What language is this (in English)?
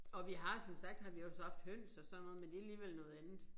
Danish